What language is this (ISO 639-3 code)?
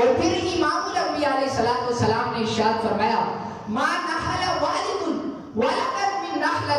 hin